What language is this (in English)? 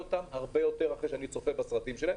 Hebrew